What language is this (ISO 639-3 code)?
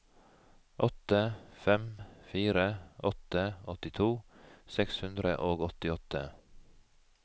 nor